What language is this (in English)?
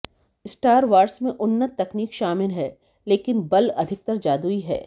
Hindi